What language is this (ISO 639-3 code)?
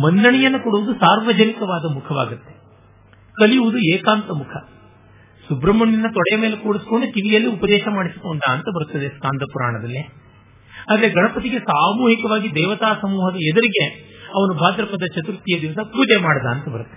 kan